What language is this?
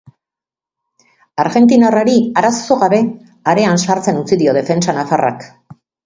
Basque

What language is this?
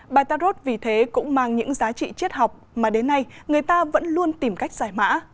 Vietnamese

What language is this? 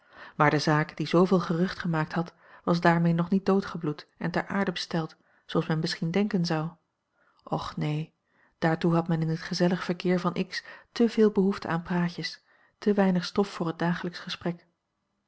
Dutch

